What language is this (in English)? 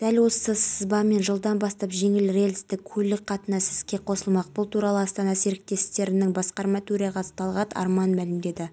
Kazakh